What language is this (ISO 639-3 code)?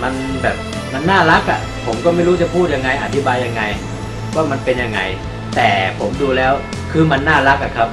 tha